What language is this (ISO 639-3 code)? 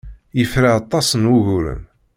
kab